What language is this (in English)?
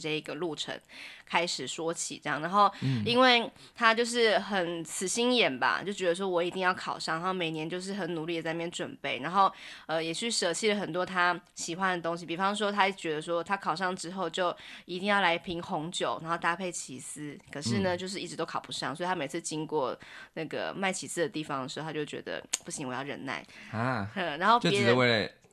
Chinese